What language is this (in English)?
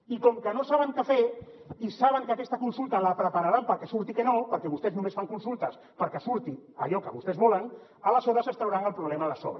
Catalan